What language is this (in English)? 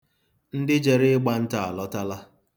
Igbo